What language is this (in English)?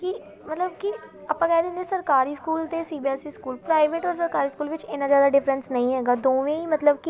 Punjabi